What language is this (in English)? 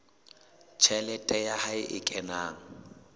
Southern Sotho